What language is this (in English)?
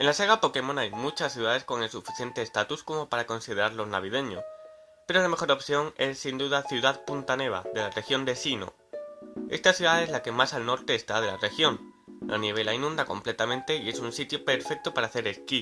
Spanish